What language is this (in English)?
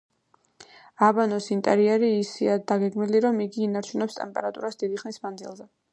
Georgian